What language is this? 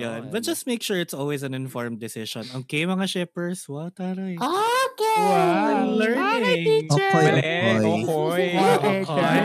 Filipino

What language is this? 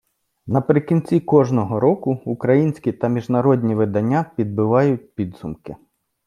Ukrainian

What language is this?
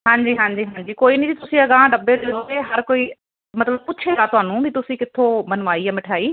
Punjabi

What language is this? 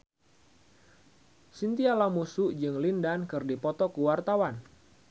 Sundanese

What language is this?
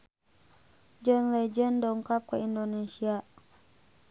Sundanese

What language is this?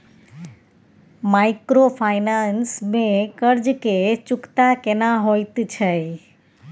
Maithili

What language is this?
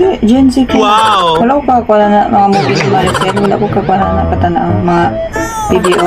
Filipino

